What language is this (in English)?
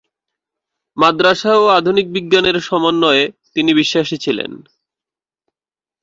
Bangla